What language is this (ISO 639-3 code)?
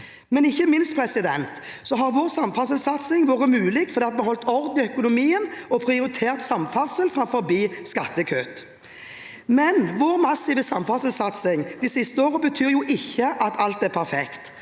nor